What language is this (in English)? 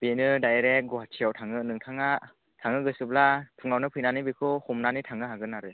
Bodo